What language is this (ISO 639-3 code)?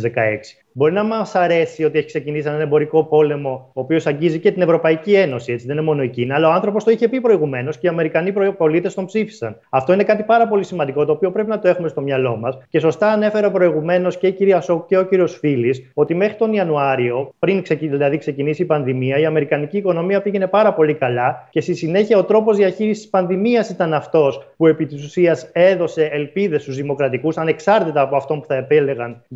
ell